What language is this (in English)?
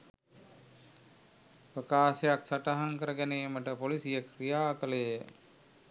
Sinhala